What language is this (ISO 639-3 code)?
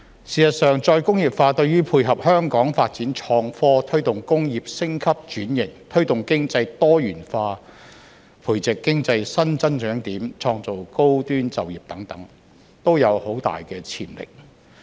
yue